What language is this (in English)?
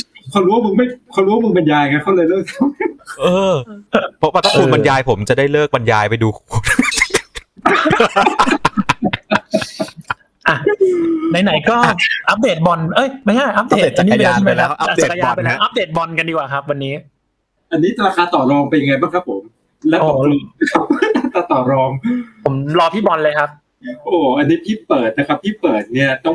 Thai